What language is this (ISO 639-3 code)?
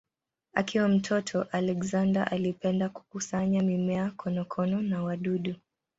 swa